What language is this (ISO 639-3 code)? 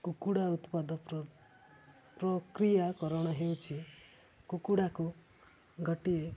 ori